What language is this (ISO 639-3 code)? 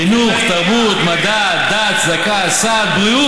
heb